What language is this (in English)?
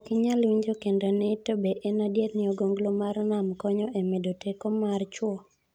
Luo (Kenya and Tanzania)